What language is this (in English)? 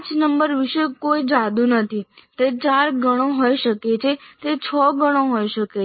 Gujarati